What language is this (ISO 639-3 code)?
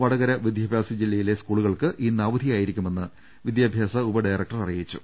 mal